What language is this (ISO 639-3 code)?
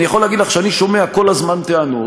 heb